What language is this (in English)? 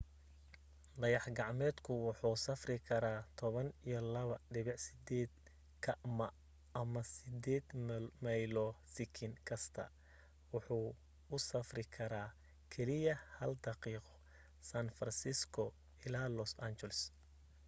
Somali